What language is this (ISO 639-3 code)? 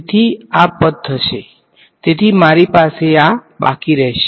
guj